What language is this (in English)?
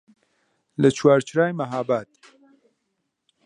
Central Kurdish